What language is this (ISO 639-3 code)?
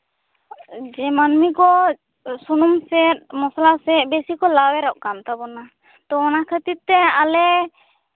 sat